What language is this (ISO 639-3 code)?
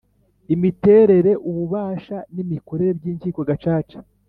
kin